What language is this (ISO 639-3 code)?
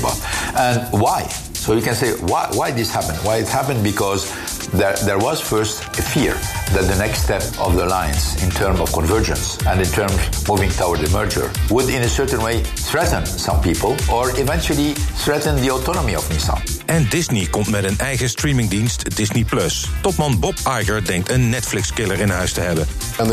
nld